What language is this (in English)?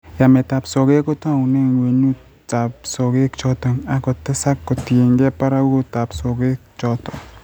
Kalenjin